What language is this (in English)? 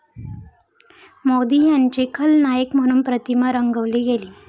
Marathi